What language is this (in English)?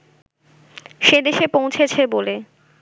Bangla